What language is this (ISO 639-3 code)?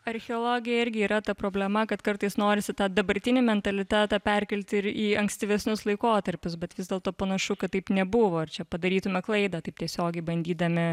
lit